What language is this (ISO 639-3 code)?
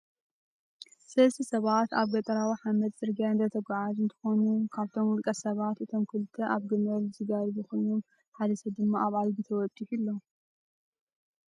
tir